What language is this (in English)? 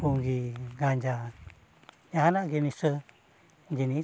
Santali